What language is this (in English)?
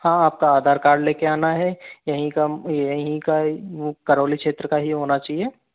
Hindi